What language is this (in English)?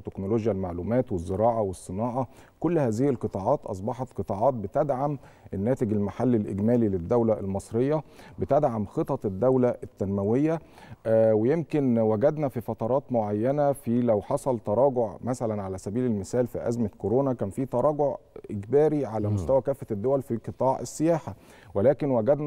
Arabic